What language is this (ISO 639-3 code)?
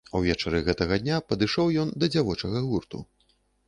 bel